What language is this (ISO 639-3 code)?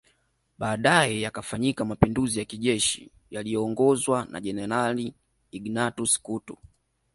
swa